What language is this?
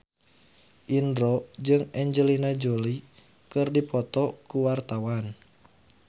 Sundanese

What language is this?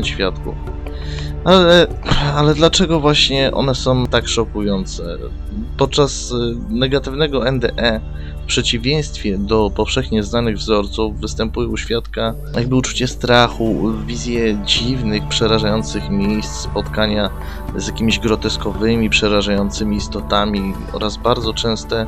Polish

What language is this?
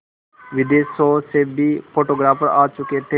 Hindi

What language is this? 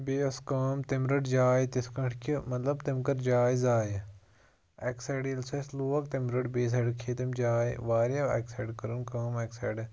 Kashmiri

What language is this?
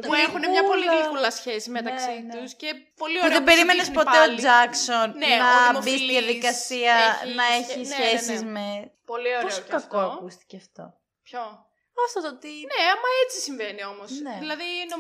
Greek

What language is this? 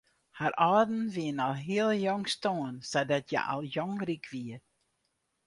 Western Frisian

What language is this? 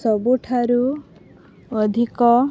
Odia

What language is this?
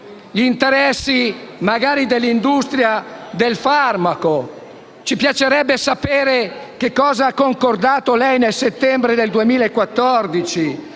Italian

